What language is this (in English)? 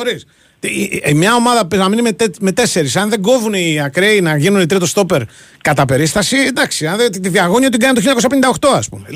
Greek